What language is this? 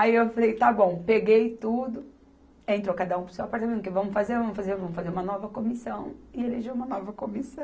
Portuguese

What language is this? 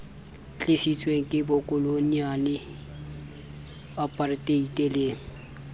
Southern Sotho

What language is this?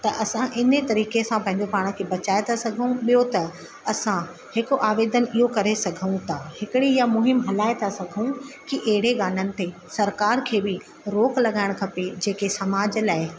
Sindhi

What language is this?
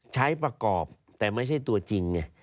Thai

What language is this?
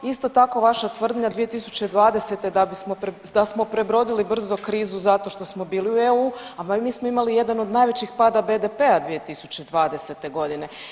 Croatian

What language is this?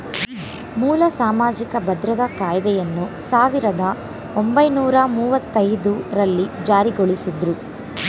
Kannada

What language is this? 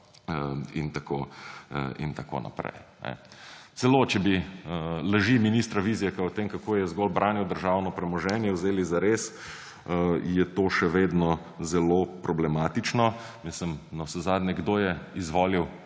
Slovenian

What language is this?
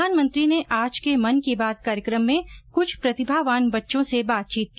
Hindi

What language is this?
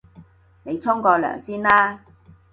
Cantonese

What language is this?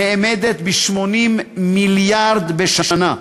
Hebrew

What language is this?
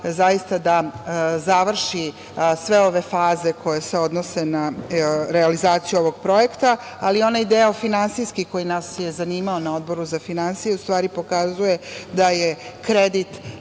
Serbian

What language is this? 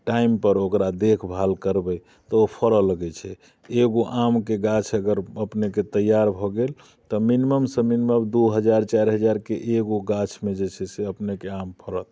Maithili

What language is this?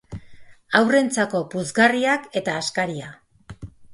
Basque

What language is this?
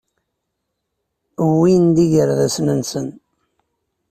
Kabyle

